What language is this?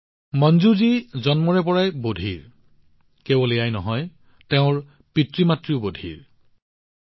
Assamese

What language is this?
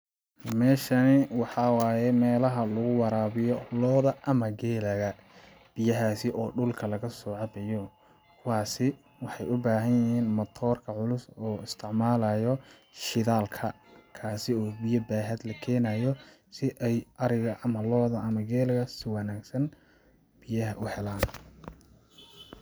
Somali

